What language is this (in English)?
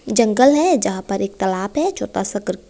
Hindi